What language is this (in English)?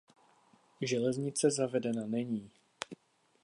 Czech